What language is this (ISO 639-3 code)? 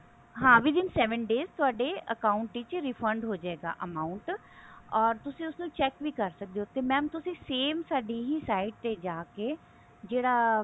pan